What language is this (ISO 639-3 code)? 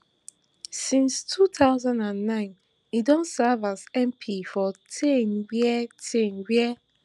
pcm